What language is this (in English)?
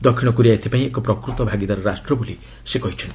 Odia